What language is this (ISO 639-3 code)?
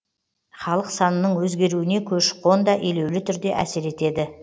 kaz